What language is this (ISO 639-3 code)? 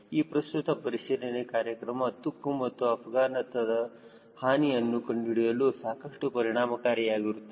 kan